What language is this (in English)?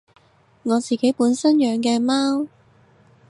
Cantonese